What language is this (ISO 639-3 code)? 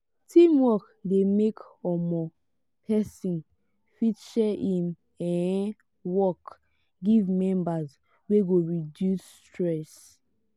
pcm